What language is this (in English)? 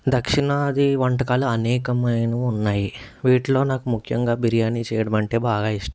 Telugu